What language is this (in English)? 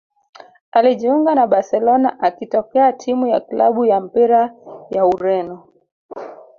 Swahili